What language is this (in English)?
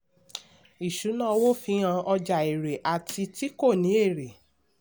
Yoruba